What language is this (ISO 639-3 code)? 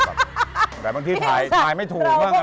tha